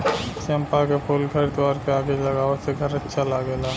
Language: Bhojpuri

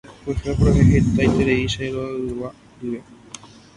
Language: Guarani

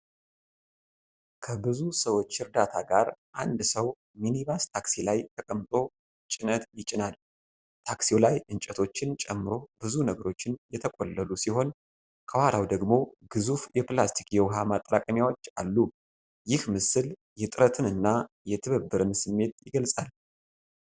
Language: Amharic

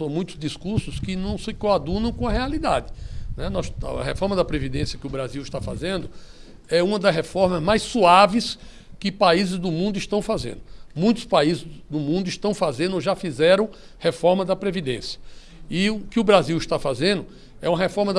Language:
Portuguese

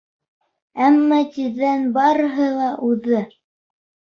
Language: Bashkir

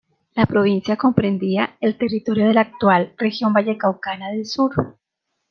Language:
Spanish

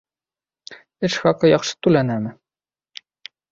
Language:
Bashkir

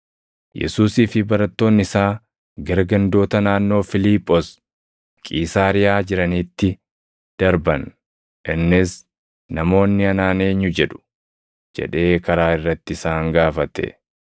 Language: Oromo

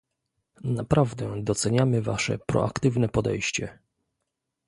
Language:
Polish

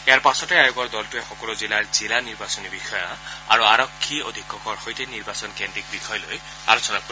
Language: Assamese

